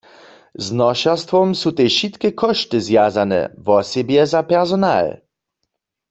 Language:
Upper Sorbian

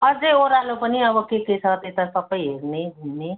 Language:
Nepali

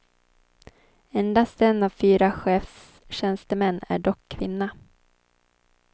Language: Swedish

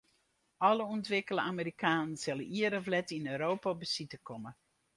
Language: Western Frisian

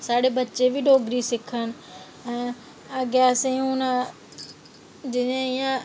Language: Dogri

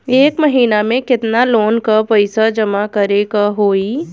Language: Bhojpuri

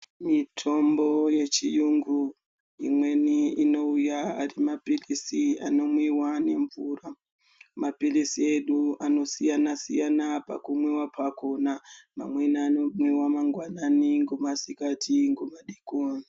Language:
Ndau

